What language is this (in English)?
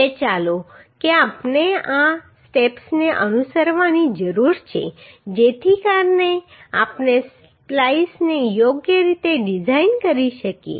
Gujarati